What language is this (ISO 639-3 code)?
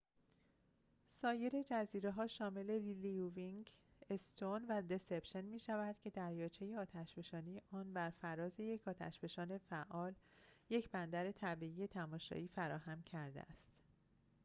fas